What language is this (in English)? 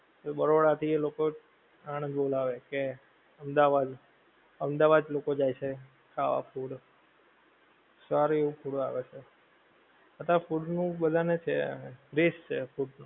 Gujarati